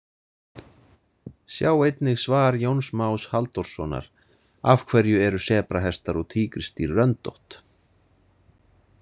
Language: Icelandic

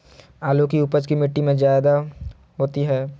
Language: Magahi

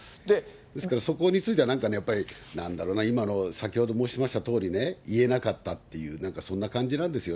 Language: Japanese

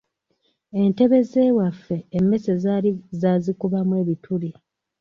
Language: Ganda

